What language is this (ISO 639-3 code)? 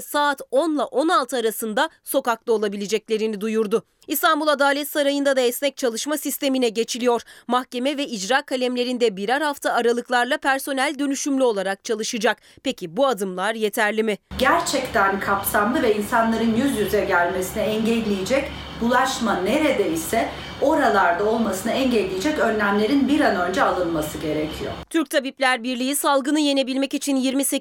tur